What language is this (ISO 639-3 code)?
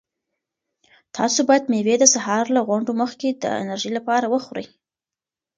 pus